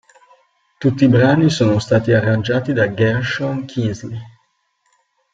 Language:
Italian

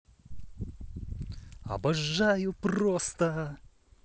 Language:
Russian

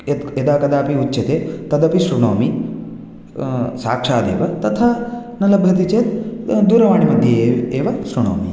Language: Sanskrit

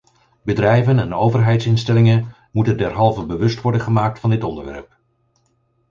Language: Dutch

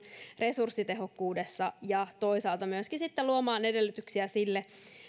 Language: Finnish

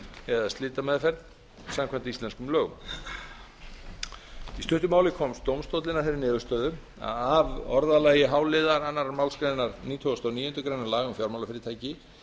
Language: Icelandic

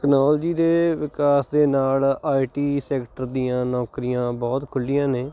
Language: Punjabi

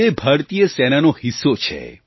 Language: Gujarati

